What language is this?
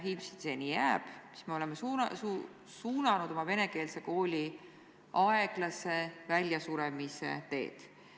Estonian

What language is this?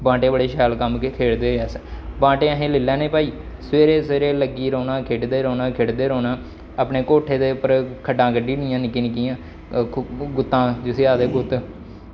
Dogri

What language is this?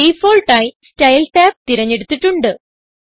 Malayalam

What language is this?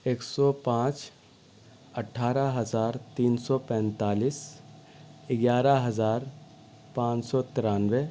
Urdu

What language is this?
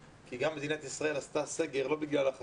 Hebrew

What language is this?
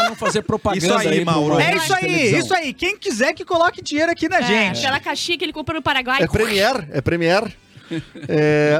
Portuguese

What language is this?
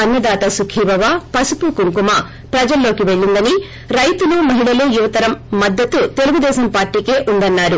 Telugu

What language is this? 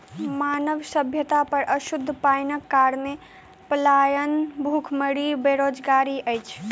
Maithili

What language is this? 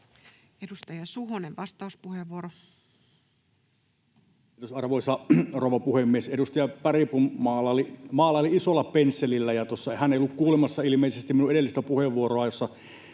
Finnish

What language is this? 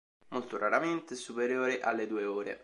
Italian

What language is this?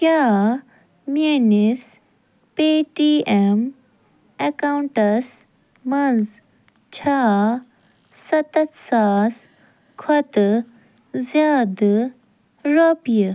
Kashmiri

